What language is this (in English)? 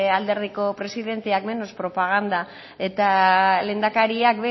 Basque